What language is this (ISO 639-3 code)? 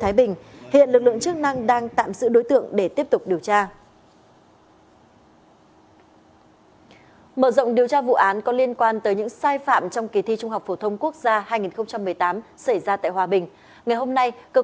vie